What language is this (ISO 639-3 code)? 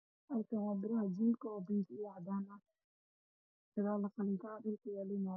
som